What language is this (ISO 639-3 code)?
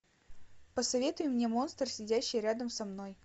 rus